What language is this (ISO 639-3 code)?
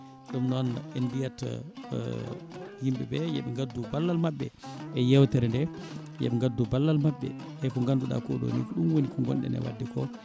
ful